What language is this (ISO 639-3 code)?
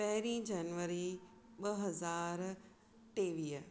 snd